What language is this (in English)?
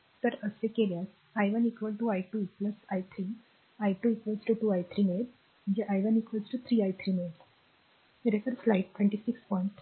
Marathi